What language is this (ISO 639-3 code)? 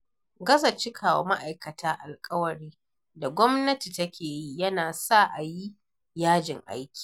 hau